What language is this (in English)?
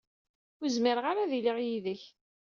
Kabyle